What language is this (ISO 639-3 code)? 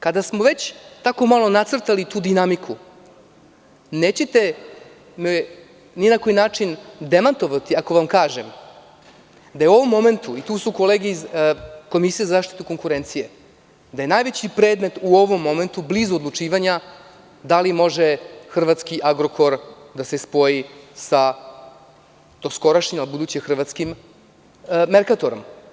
srp